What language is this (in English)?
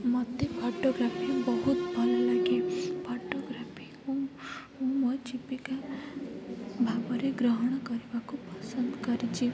Odia